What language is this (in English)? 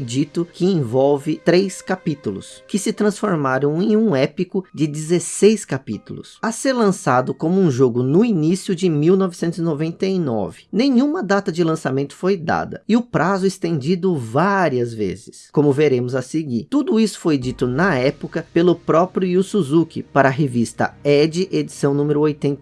Portuguese